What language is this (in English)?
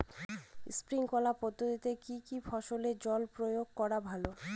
Bangla